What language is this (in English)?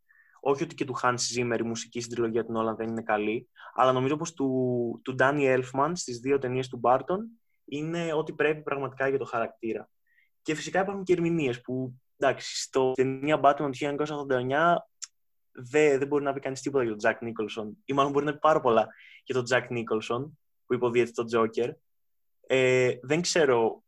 Greek